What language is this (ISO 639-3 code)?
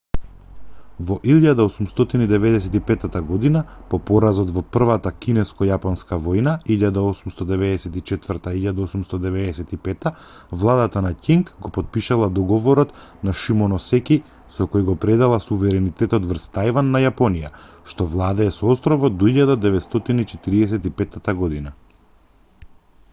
mkd